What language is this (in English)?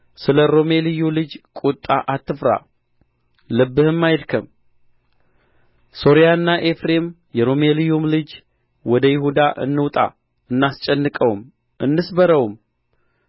Amharic